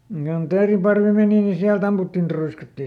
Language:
Finnish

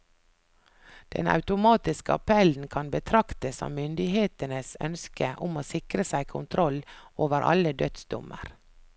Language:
Norwegian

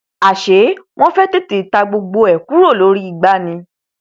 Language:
Yoruba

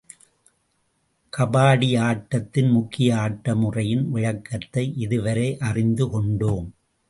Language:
Tamil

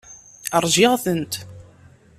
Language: Kabyle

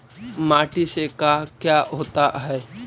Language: Magahi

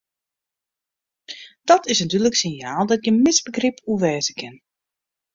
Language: Western Frisian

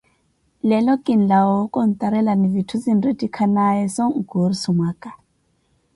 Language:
Koti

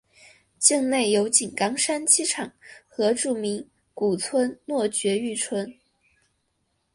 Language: Chinese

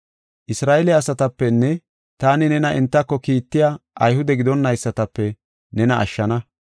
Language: Gofa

